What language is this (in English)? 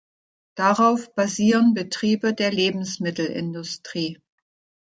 German